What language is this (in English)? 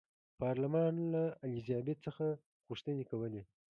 Pashto